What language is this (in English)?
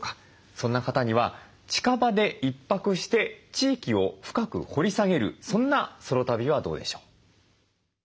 Japanese